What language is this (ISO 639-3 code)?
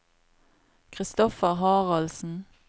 nor